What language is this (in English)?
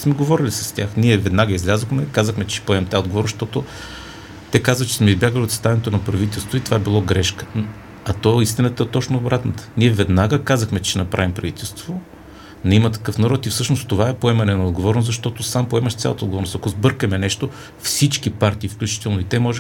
Bulgarian